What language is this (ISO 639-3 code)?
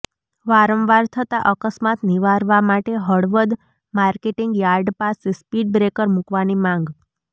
guj